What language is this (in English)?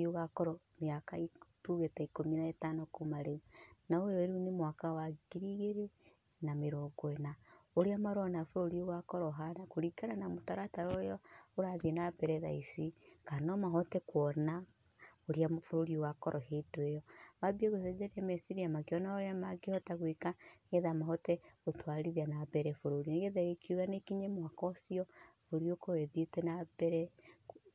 Kikuyu